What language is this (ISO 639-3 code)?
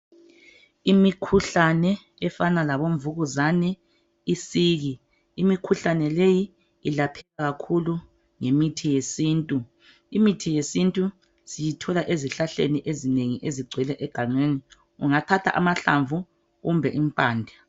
nde